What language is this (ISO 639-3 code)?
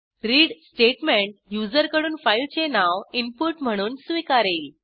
mar